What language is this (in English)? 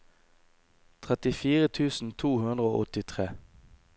Norwegian